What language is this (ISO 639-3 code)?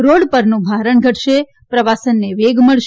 guj